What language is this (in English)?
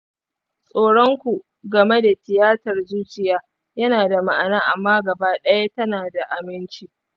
Hausa